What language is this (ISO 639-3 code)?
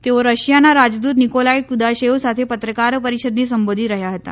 guj